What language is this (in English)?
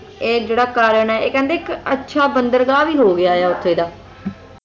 Punjabi